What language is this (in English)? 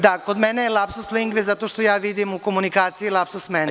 Serbian